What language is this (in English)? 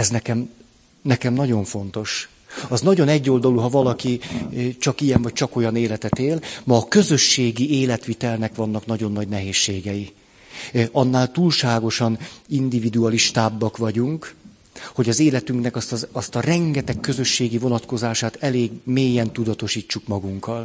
Hungarian